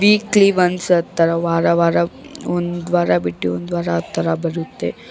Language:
Kannada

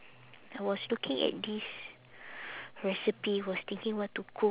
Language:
English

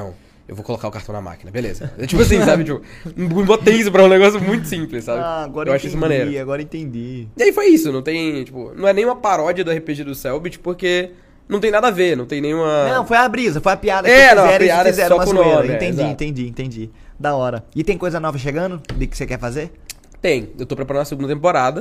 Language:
Portuguese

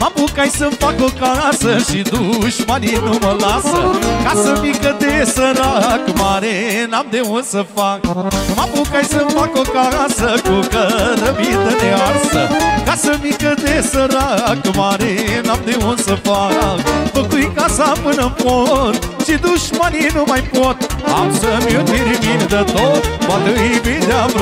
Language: Romanian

